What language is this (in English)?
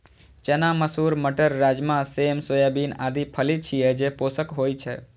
Maithili